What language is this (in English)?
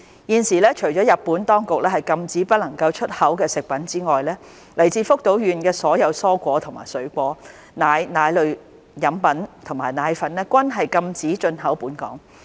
Cantonese